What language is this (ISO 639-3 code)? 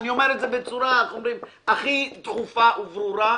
heb